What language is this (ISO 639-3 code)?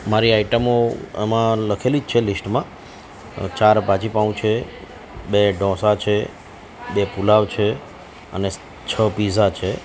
guj